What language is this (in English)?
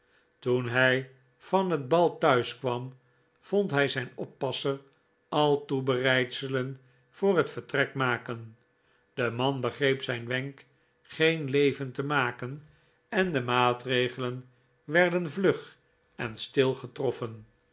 Dutch